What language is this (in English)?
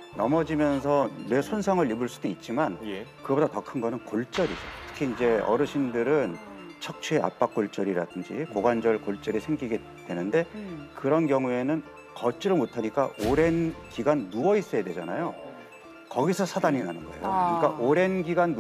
Korean